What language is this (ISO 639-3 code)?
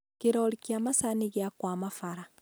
kik